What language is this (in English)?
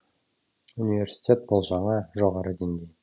Kazakh